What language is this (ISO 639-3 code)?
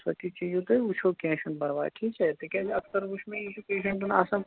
kas